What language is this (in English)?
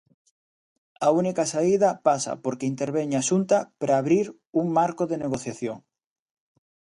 Galician